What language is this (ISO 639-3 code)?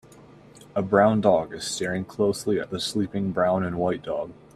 eng